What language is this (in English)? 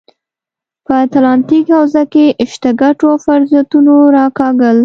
Pashto